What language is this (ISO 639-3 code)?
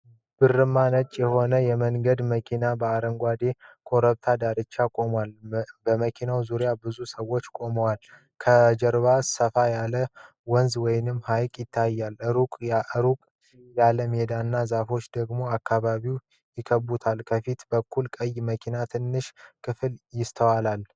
amh